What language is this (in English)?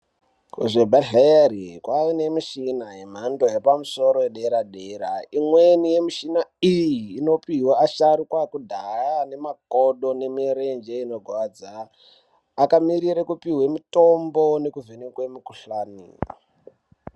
Ndau